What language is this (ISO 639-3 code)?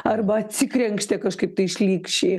lit